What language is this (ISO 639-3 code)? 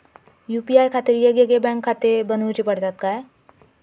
mar